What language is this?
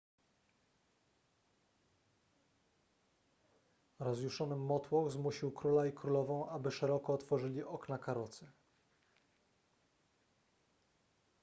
Polish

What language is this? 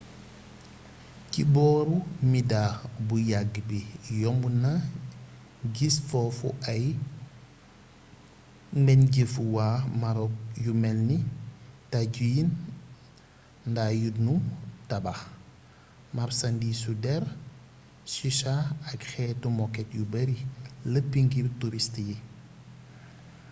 Wolof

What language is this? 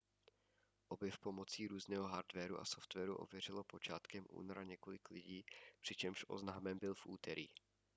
Czech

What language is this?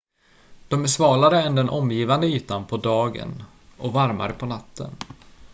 Swedish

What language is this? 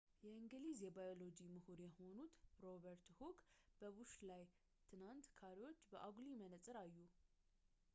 Amharic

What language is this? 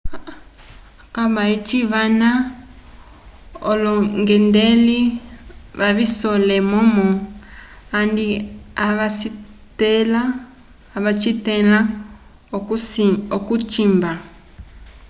Umbundu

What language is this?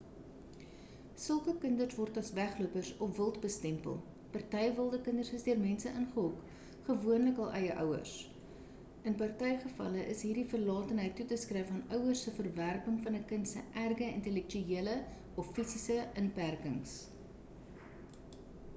Afrikaans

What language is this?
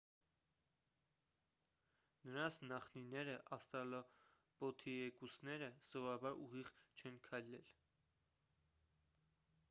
Armenian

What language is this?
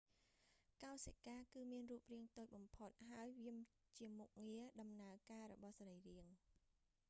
Khmer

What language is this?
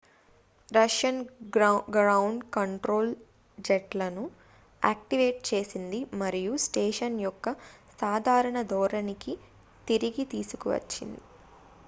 Telugu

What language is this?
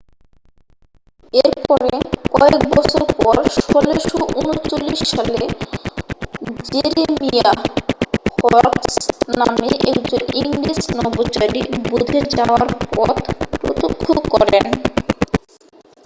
Bangla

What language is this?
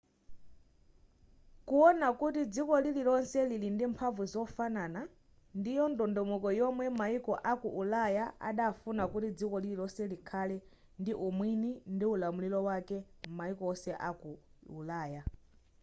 Nyanja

